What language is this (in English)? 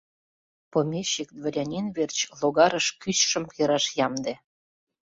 Mari